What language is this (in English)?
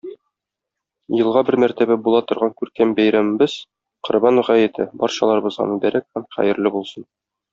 Tatar